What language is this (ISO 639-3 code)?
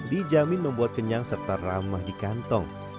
ind